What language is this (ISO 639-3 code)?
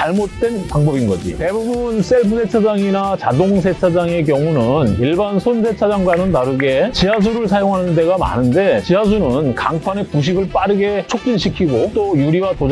kor